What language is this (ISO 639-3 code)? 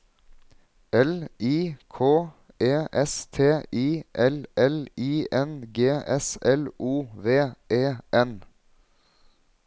nor